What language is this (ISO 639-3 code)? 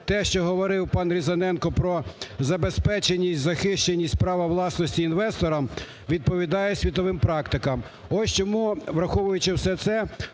ukr